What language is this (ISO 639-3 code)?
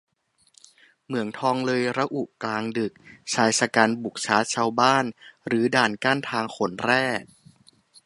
tha